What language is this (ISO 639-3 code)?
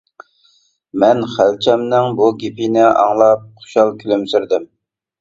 uig